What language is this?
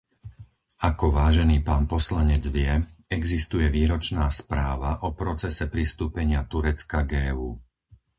Slovak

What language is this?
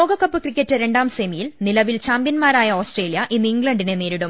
Malayalam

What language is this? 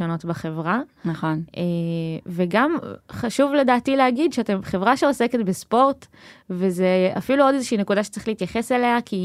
Hebrew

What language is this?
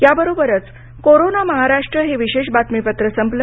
Marathi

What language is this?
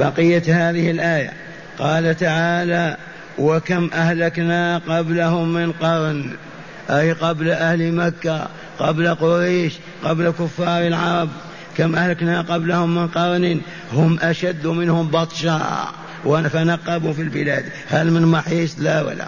Arabic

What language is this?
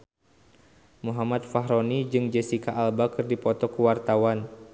Sundanese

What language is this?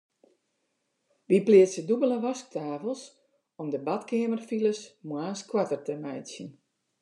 Western Frisian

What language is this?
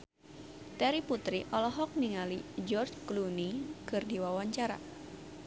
Sundanese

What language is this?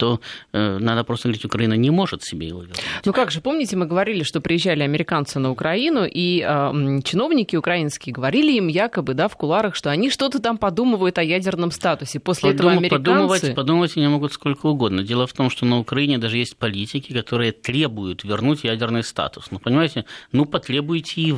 Russian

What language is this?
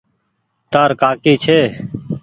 Goaria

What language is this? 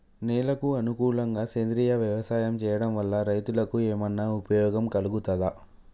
Telugu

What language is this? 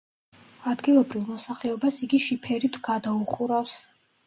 Georgian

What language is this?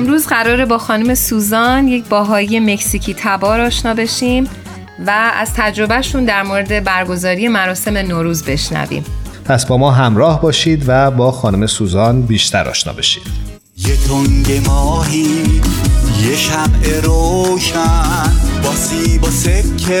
Persian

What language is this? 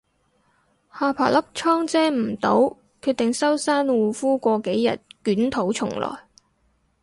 Cantonese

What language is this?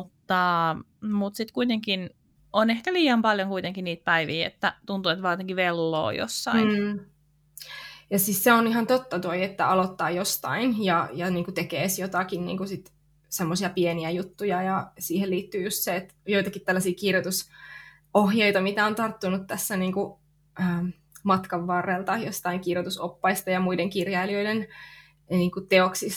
Finnish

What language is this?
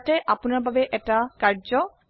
Assamese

